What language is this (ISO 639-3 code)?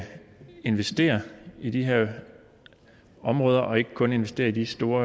dan